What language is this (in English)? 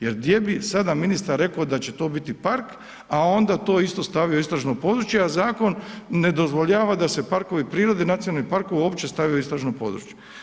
Croatian